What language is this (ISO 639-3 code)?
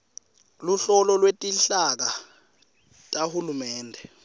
ssw